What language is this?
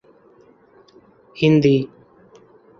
Urdu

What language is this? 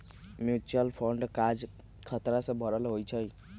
Magahi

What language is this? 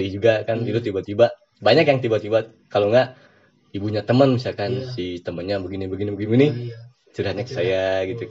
Indonesian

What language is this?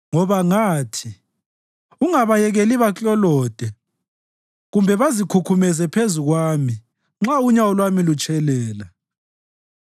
North Ndebele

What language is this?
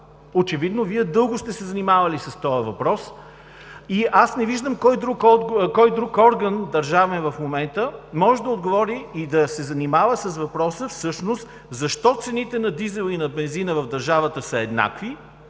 Bulgarian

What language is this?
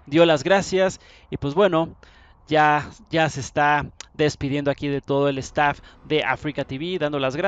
Spanish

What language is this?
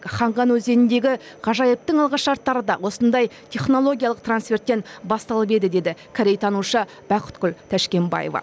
Kazakh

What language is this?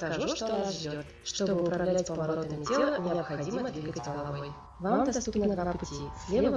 Russian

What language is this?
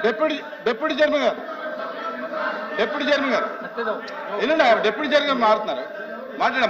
Telugu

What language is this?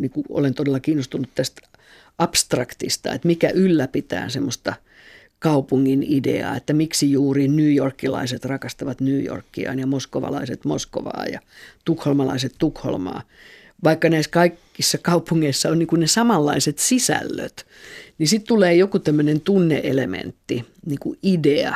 Finnish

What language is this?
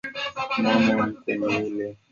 Swahili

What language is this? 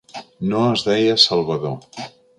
Catalan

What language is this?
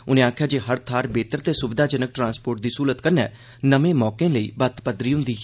Dogri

